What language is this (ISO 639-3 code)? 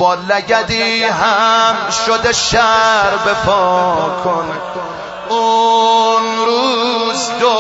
fas